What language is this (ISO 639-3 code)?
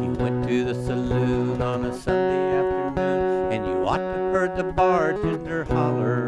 eng